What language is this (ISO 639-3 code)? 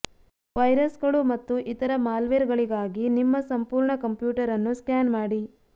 kan